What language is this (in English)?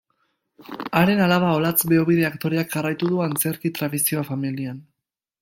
Basque